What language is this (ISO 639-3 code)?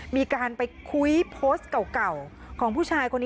tha